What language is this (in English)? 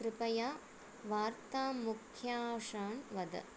Sanskrit